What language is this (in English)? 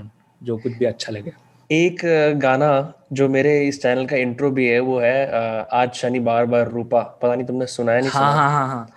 Hindi